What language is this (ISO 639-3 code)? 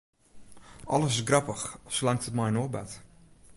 fry